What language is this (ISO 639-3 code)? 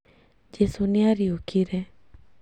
kik